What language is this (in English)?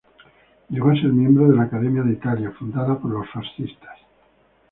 Spanish